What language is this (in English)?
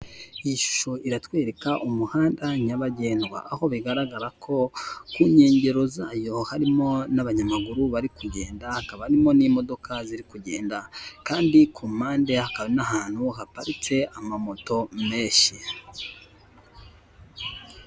Kinyarwanda